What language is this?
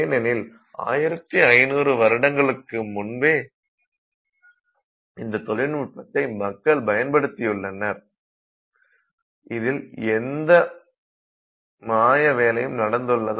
Tamil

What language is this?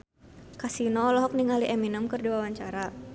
Sundanese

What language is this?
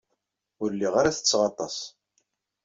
Kabyle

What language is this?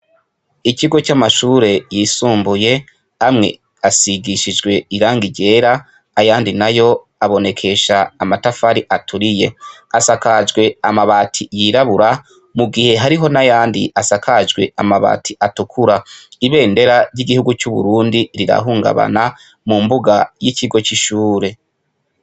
Rundi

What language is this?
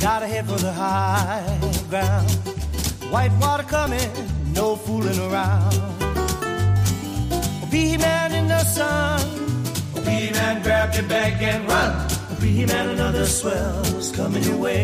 Hungarian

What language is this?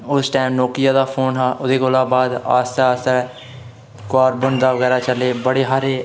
Dogri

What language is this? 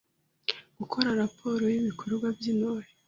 Kinyarwanda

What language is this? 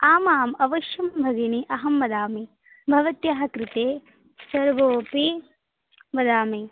Sanskrit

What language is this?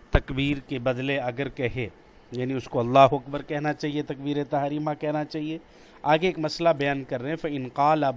Urdu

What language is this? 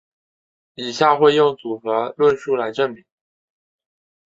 Chinese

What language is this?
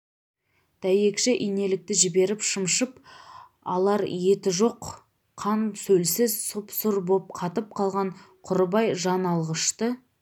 Kazakh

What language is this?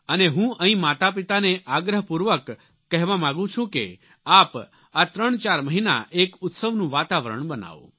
Gujarati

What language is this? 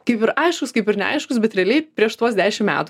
Lithuanian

